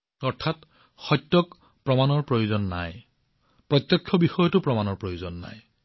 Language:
Assamese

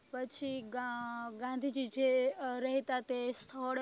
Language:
Gujarati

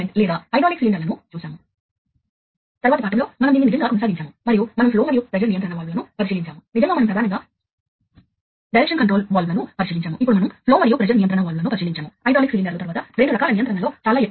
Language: Telugu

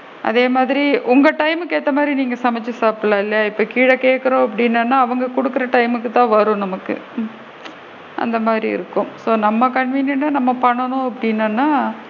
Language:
Tamil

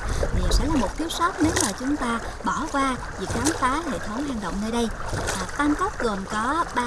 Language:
Vietnamese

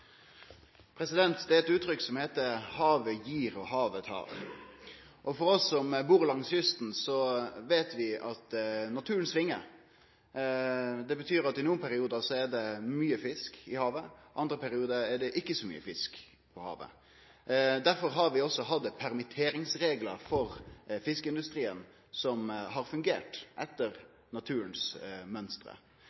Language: Norwegian Nynorsk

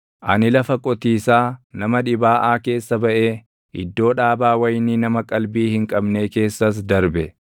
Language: Oromo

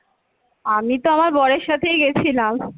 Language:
Bangla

